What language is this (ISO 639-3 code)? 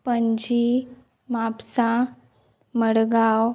kok